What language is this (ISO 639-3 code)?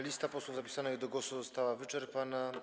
pol